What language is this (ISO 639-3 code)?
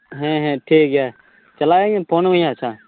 sat